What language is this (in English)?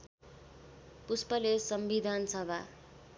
Nepali